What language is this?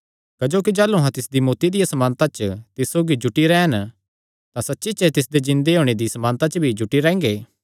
Kangri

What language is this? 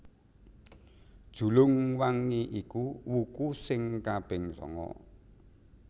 Javanese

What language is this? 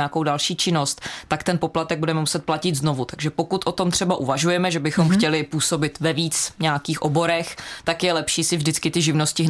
Czech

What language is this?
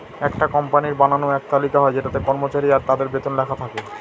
Bangla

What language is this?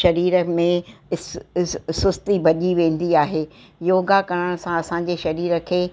Sindhi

